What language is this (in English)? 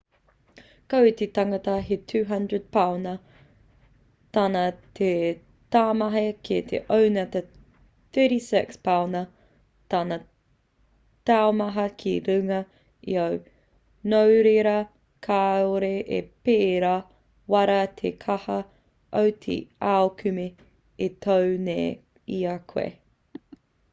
Māori